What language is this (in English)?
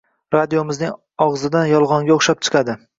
Uzbek